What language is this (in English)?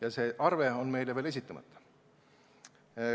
Estonian